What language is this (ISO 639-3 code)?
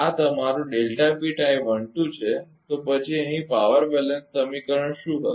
guj